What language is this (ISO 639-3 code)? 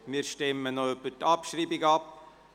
gsw